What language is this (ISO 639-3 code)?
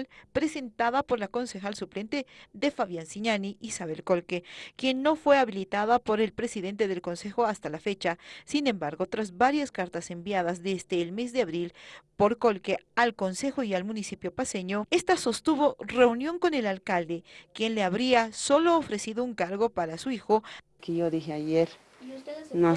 spa